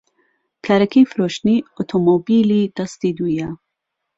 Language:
Central Kurdish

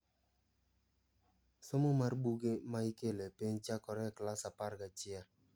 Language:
Luo (Kenya and Tanzania)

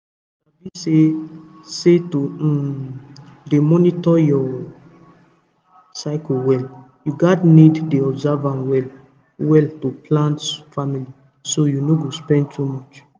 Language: Nigerian Pidgin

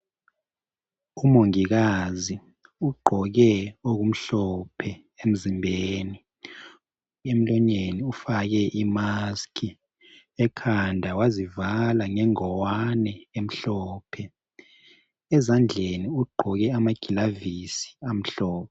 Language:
North Ndebele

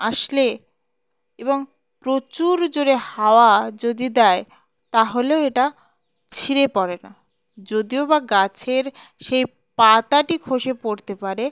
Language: Bangla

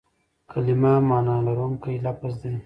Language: Pashto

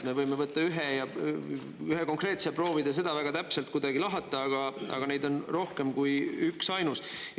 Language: Estonian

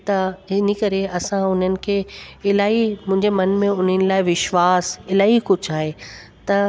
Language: Sindhi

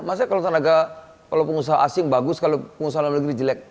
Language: Indonesian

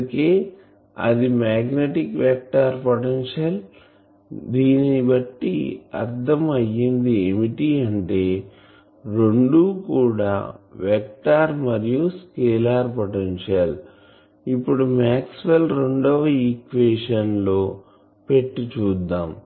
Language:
Telugu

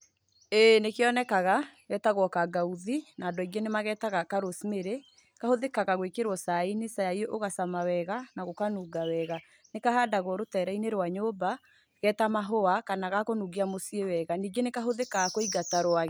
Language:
Kikuyu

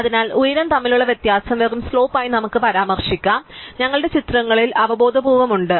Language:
Malayalam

